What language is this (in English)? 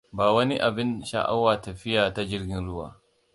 Hausa